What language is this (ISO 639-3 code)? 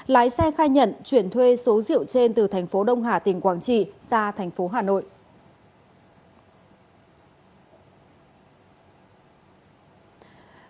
vie